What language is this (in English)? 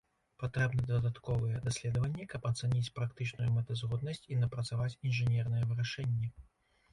Belarusian